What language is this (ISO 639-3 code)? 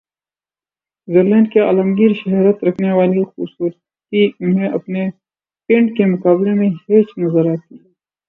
urd